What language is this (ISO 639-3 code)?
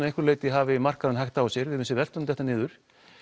isl